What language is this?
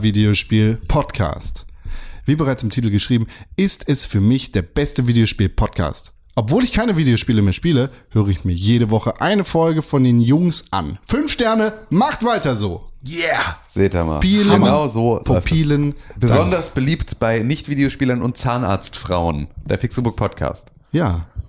German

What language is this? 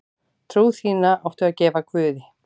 Icelandic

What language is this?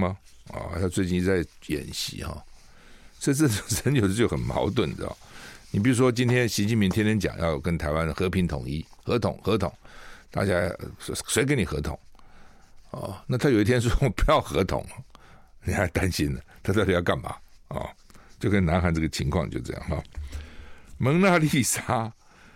Chinese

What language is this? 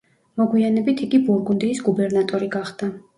Georgian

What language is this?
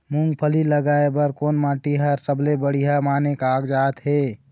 Chhattisgarhi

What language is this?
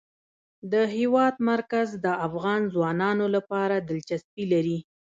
Pashto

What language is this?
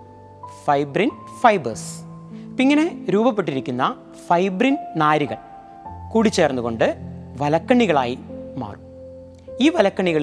Malayalam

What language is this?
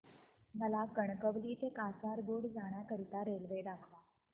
Marathi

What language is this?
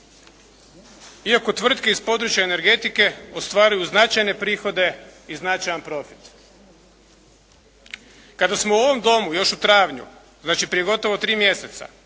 Croatian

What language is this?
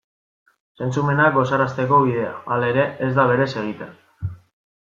Basque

